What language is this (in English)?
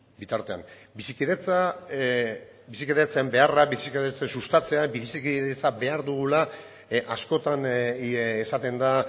Basque